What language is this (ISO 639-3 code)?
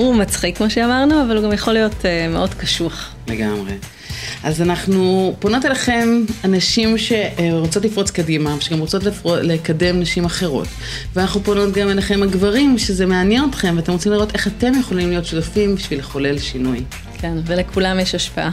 heb